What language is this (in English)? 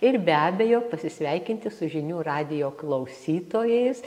Lithuanian